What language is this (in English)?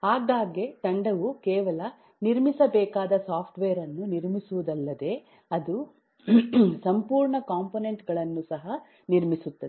Kannada